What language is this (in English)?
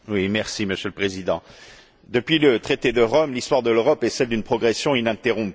French